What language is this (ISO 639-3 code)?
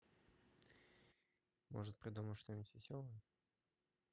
rus